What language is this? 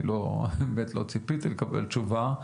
Hebrew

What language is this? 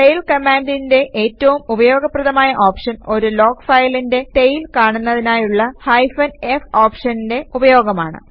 Malayalam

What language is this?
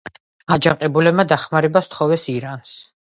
Georgian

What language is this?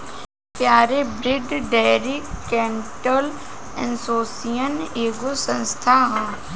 Bhojpuri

